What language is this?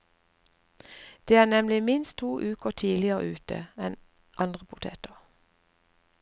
Norwegian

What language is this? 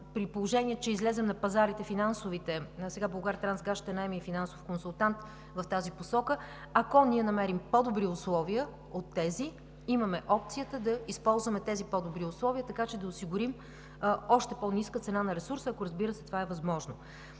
Bulgarian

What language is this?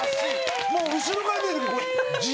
Japanese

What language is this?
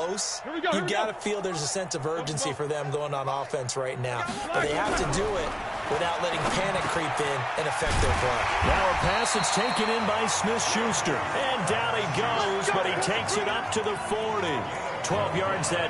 English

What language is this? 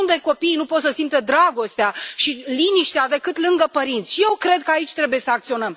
Romanian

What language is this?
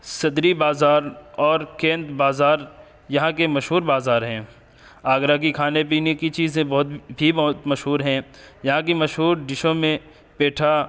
Urdu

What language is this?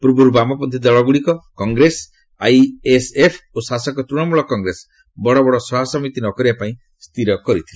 Odia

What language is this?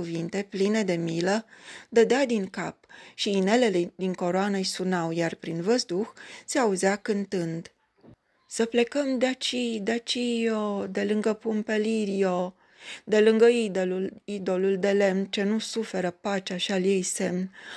Romanian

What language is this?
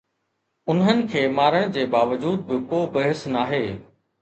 Sindhi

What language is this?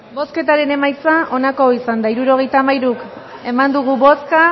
Basque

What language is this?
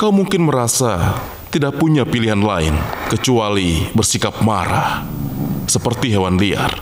Indonesian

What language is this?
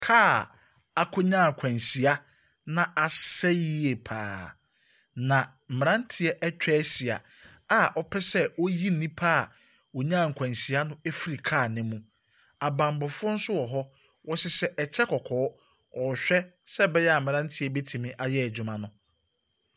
Akan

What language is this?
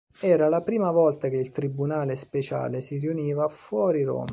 Italian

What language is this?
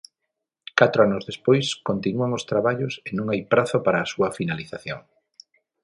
Galician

